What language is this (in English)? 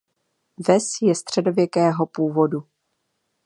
Czech